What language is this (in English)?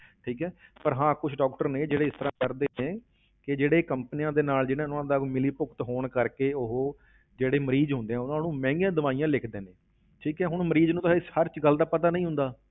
Punjabi